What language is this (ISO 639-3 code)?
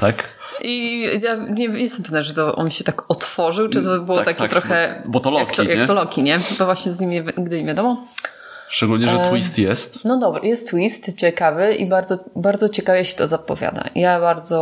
pol